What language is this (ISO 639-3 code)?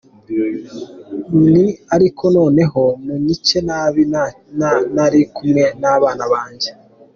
kin